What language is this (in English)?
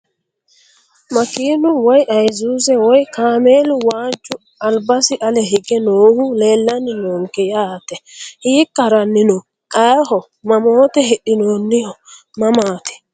Sidamo